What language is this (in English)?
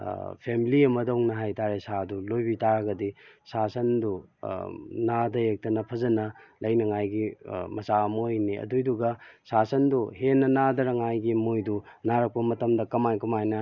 Manipuri